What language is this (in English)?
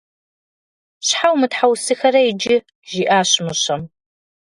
Kabardian